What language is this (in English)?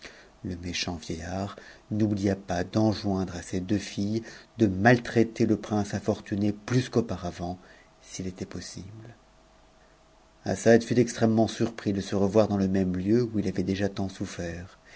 French